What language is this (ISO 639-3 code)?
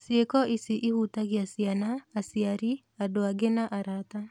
kik